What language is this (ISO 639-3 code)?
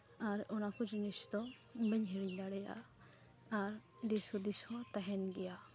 sat